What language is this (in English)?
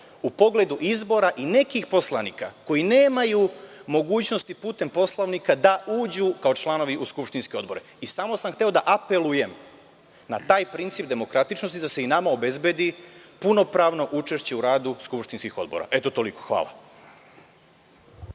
Serbian